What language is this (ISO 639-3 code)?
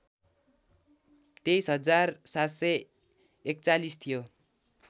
nep